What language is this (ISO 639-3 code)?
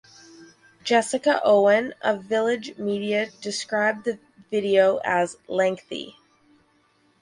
eng